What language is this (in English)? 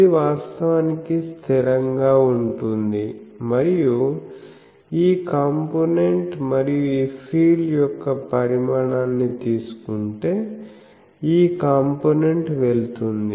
Telugu